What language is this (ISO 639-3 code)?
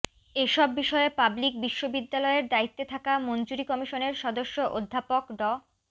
ben